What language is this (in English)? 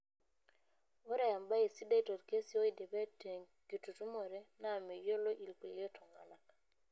Masai